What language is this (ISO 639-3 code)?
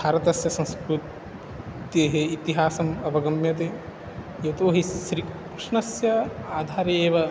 san